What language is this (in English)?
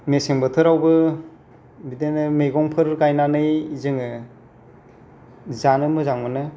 Bodo